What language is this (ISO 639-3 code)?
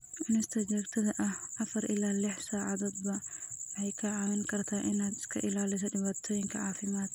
som